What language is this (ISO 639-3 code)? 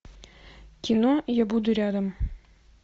rus